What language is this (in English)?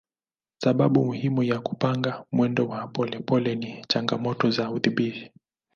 Swahili